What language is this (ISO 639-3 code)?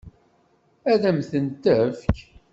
kab